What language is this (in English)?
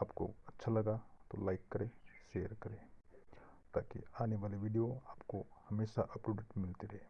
Hindi